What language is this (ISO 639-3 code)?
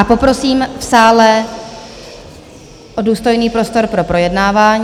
ces